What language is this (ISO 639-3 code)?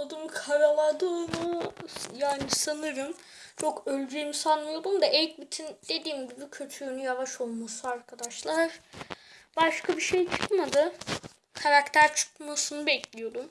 tur